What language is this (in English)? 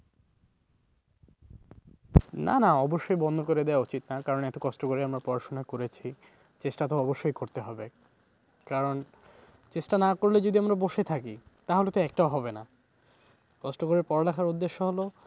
Bangla